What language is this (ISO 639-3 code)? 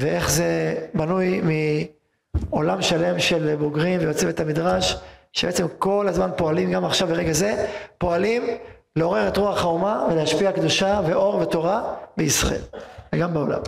heb